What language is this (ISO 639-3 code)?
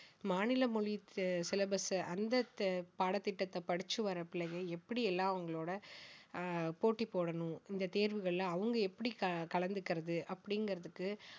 tam